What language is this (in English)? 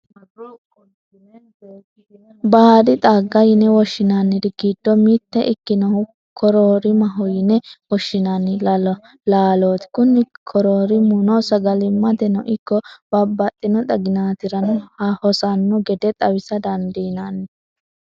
Sidamo